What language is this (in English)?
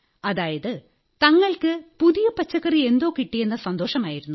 Malayalam